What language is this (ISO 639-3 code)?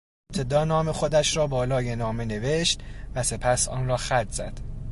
fas